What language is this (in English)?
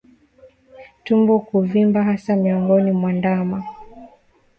Swahili